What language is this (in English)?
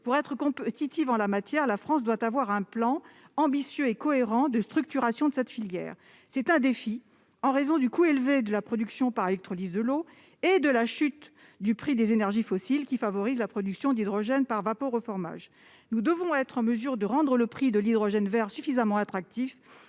French